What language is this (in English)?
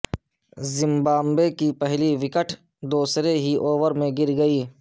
Urdu